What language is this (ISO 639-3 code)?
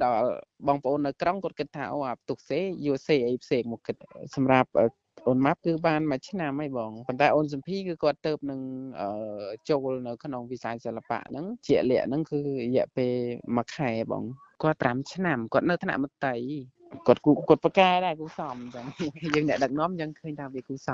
vie